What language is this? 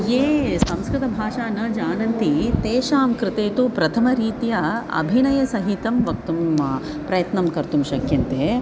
Sanskrit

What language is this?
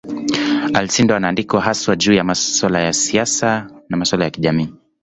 Swahili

